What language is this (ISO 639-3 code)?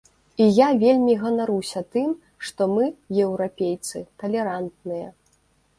bel